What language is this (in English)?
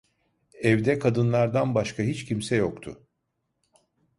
Turkish